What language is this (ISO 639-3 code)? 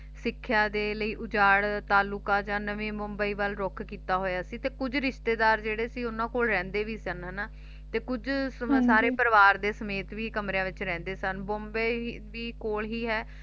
pan